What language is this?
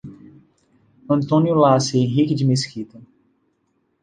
Portuguese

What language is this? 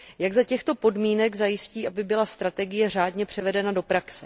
Czech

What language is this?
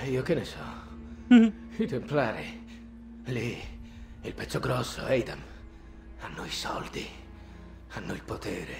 Italian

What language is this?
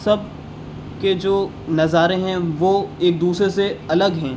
Urdu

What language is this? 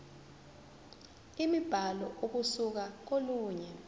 Zulu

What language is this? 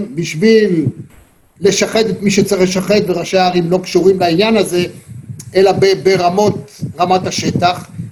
Hebrew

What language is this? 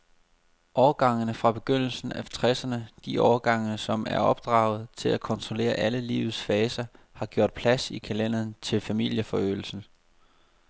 Danish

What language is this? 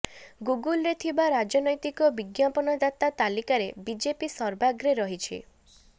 Odia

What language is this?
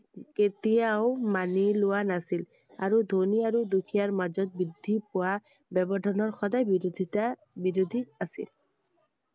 Assamese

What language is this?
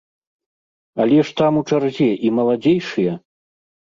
Belarusian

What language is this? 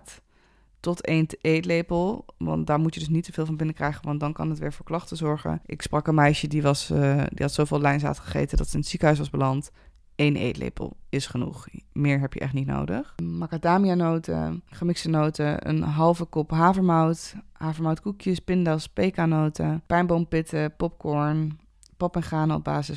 Dutch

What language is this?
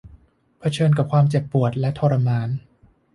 Thai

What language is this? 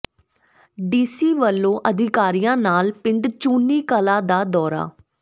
Punjabi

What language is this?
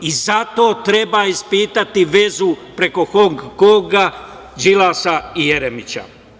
Serbian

